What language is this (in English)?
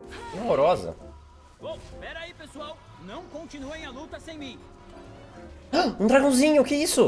Portuguese